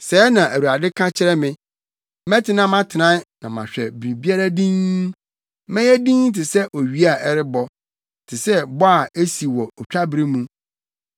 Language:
Akan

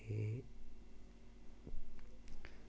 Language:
Dogri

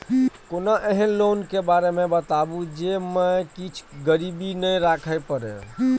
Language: Maithili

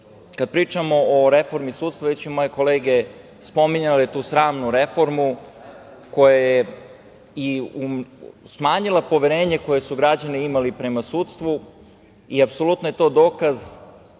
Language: Serbian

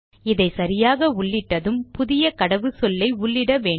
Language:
Tamil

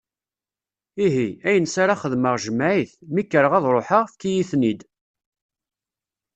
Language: Kabyle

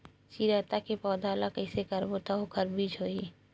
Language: Chhattisgarhi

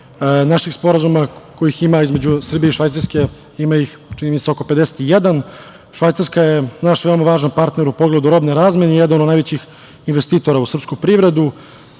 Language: Serbian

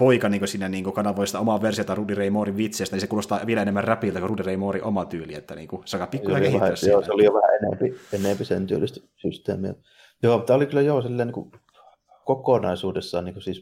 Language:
Finnish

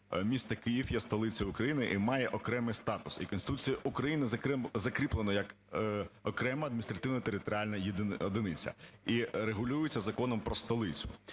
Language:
Ukrainian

